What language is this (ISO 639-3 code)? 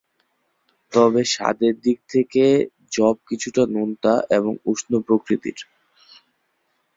ben